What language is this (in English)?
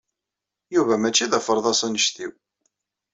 Kabyle